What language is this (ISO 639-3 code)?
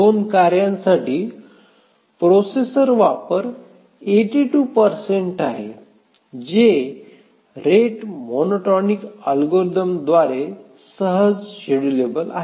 mar